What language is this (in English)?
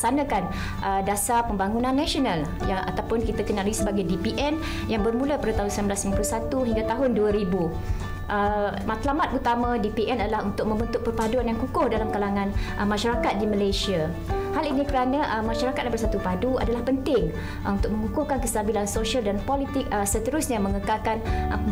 Malay